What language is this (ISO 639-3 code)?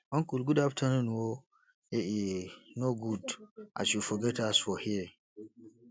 pcm